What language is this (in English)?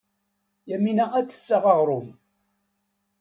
Kabyle